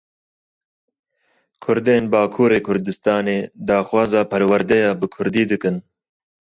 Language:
Kurdish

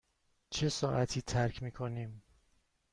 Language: Persian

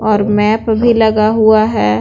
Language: Hindi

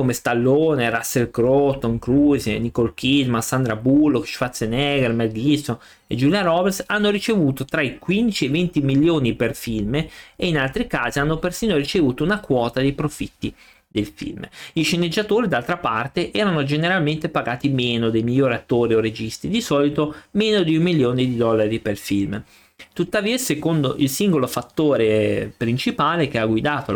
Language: Italian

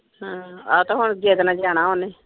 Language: Punjabi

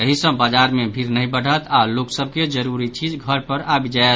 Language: Maithili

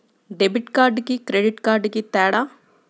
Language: Telugu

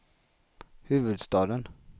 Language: Swedish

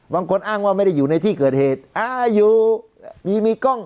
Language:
Thai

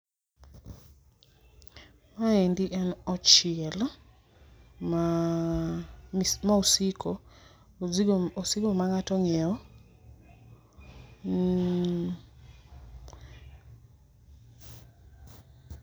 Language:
Luo (Kenya and Tanzania)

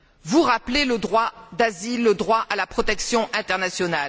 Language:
French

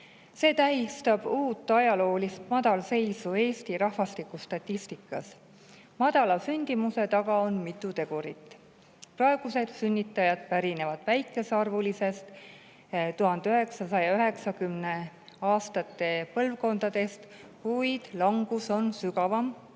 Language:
Estonian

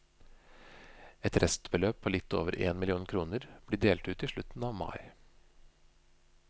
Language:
Norwegian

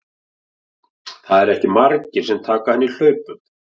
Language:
Icelandic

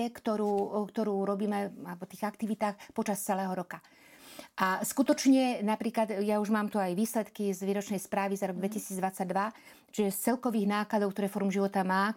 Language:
Slovak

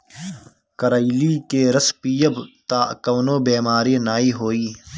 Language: Bhojpuri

